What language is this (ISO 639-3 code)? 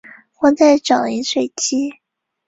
zho